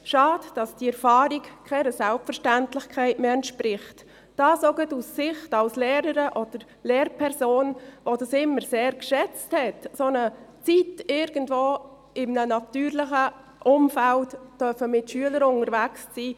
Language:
Swiss German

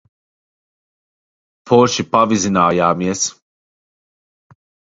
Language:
Latvian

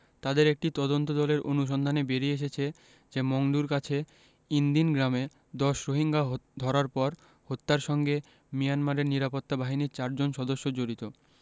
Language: Bangla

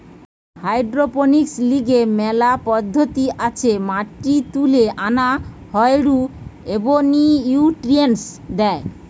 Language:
Bangla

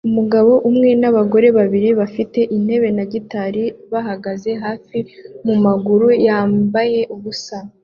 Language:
Kinyarwanda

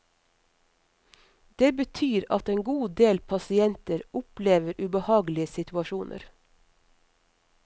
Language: Norwegian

